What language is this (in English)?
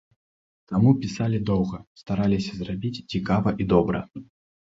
Belarusian